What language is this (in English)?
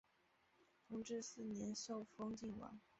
Chinese